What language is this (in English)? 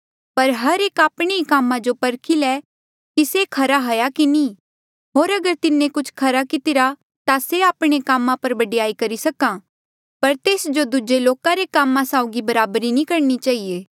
Mandeali